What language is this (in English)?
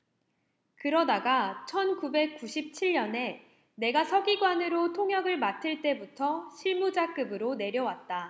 Korean